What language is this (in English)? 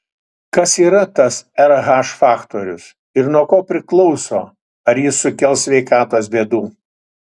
Lithuanian